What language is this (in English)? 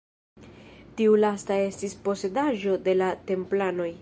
Esperanto